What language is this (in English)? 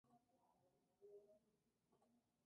Spanish